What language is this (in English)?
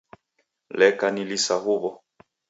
Taita